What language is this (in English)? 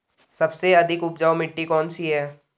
Hindi